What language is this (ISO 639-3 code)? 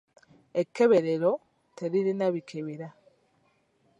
lug